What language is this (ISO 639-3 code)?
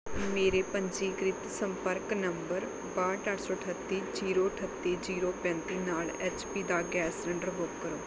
pan